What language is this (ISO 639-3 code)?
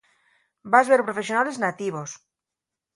ast